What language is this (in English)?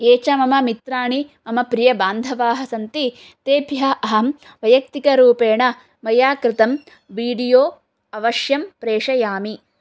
Sanskrit